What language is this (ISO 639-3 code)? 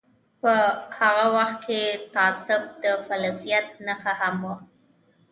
pus